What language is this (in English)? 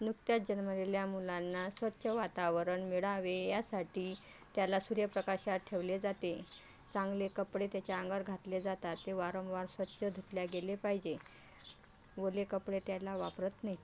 Marathi